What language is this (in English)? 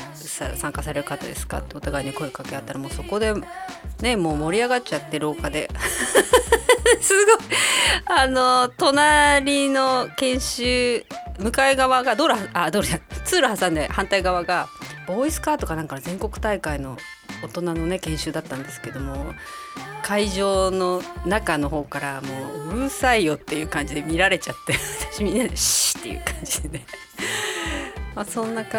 Japanese